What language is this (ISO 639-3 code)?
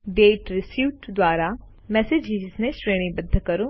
guj